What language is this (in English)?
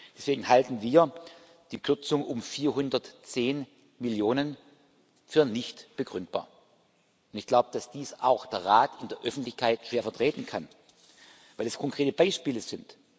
German